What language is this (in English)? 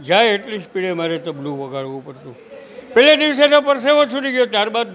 Gujarati